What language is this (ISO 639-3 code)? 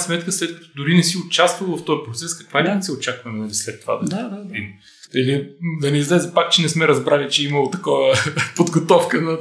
bul